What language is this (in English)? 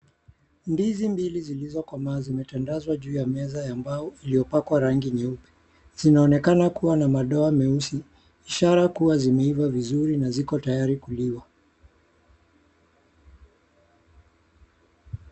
Swahili